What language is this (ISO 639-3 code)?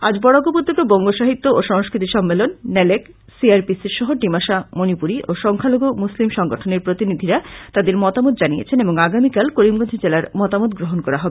ben